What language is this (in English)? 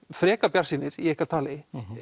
Icelandic